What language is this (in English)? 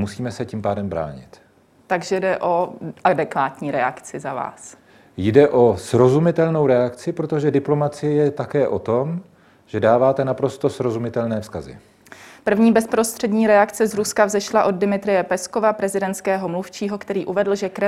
Czech